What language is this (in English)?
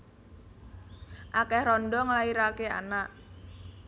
Javanese